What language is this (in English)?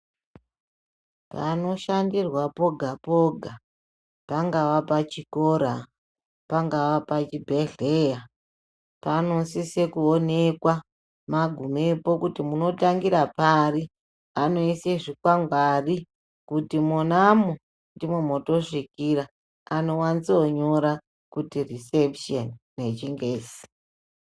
Ndau